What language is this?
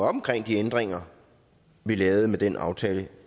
Danish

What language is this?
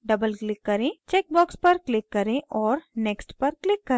Hindi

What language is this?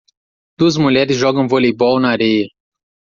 Portuguese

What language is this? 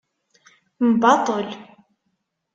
Kabyle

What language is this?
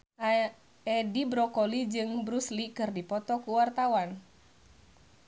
Sundanese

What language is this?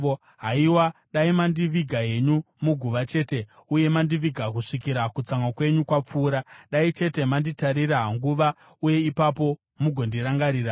Shona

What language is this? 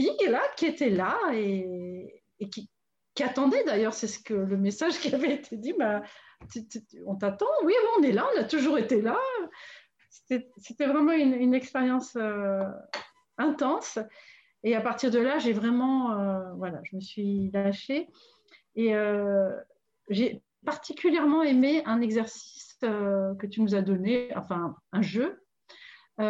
French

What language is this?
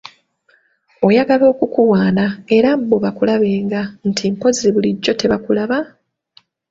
Ganda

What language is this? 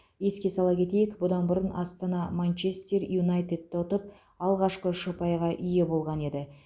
Kazakh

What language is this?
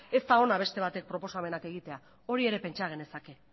Basque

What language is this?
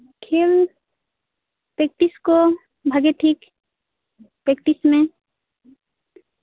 Santali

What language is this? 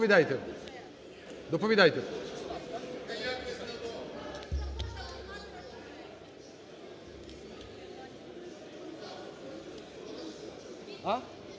Ukrainian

